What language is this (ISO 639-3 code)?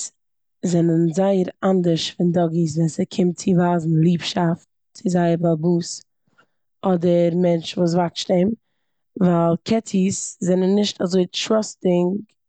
yid